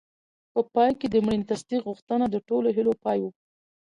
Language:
Pashto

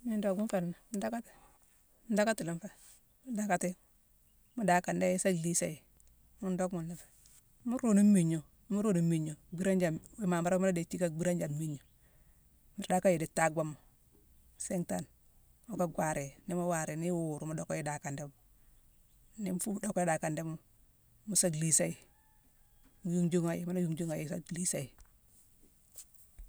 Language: Mansoanka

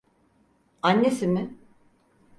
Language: Turkish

